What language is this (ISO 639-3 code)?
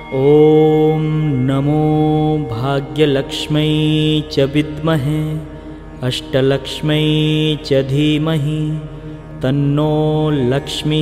hin